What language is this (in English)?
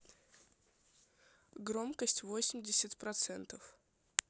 Russian